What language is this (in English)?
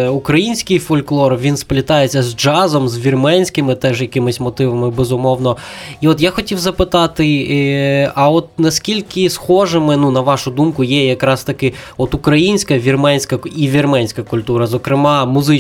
Ukrainian